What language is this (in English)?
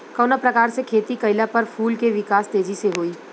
Bhojpuri